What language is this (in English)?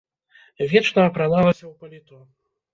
Belarusian